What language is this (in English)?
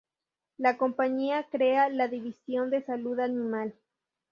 Spanish